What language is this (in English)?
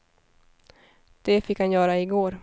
Swedish